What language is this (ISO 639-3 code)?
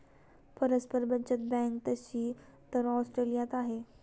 mar